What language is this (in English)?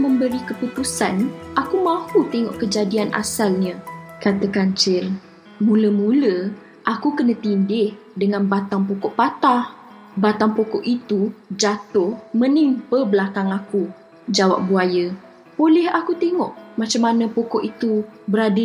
Malay